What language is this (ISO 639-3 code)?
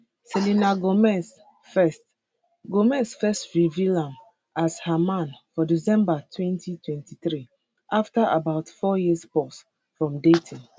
pcm